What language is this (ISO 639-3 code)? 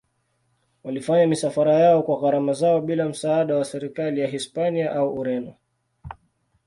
swa